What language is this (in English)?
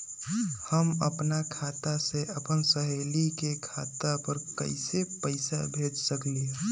Magahi